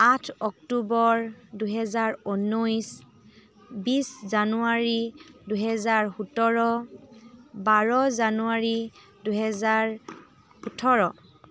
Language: Assamese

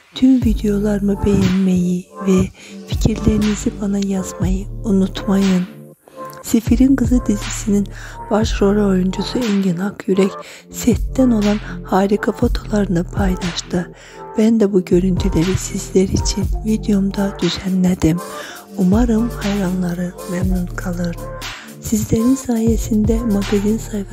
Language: Turkish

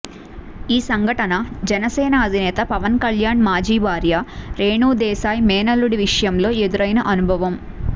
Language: Telugu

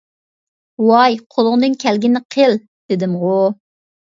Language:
Uyghur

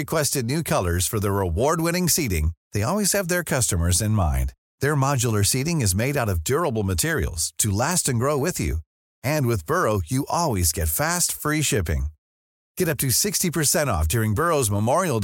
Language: Swedish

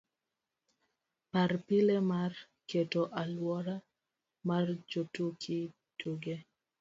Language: Luo (Kenya and Tanzania)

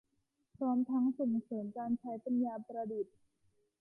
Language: Thai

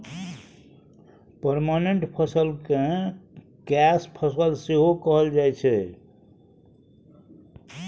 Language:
Maithili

